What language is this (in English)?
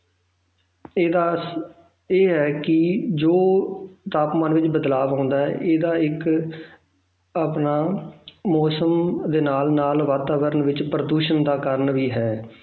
Punjabi